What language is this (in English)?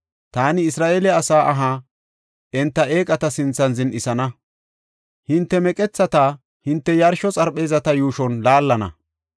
Gofa